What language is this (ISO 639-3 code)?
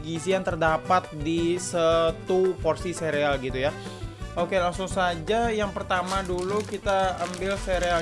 ind